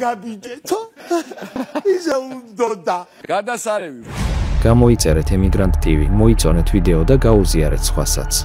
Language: Romanian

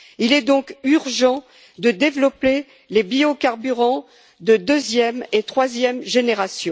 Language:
French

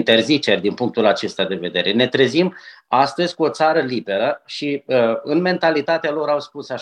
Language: Romanian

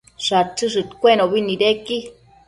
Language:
Matsés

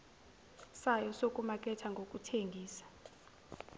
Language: Zulu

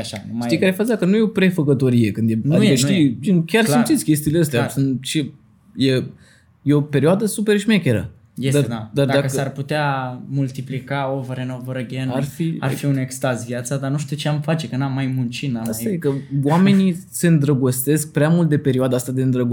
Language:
Romanian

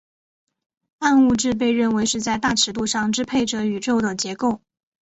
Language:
Chinese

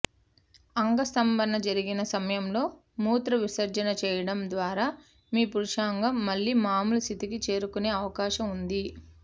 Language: Telugu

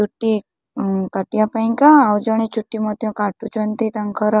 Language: Odia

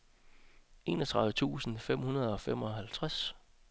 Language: Danish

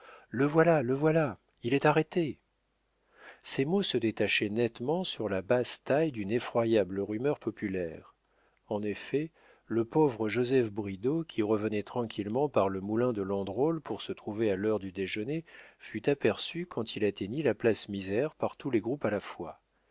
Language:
French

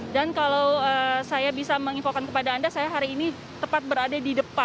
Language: Indonesian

